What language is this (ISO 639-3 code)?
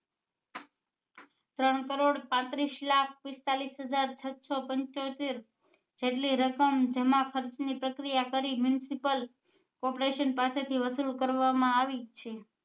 guj